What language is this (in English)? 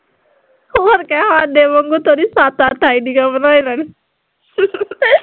Punjabi